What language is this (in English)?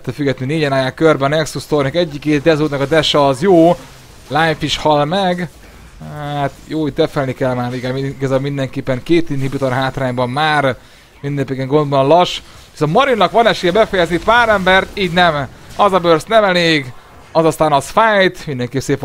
Hungarian